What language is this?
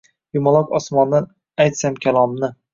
Uzbek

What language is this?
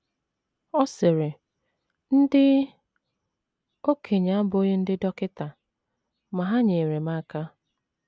Igbo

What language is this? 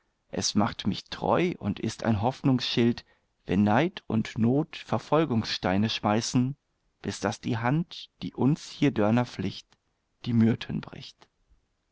German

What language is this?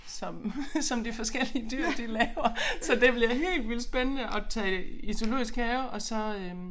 Danish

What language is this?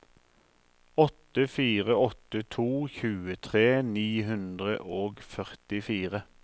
Norwegian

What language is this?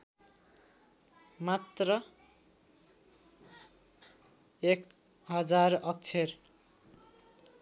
Nepali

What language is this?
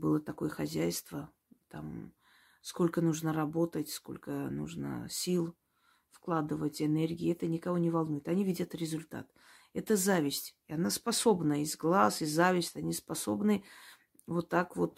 Russian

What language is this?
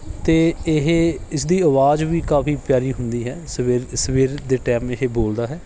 Punjabi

